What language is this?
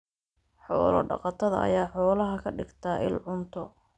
Somali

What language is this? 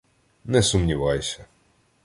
Ukrainian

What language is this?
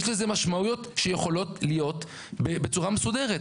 Hebrew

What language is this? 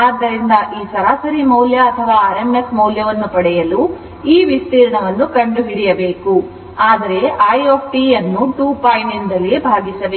Kannada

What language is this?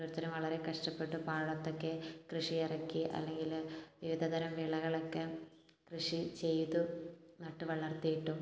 Malayalam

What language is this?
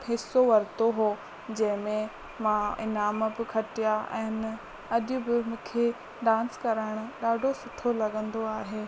Sindhi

